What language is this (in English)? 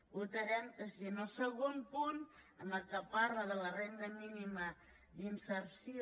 Catalan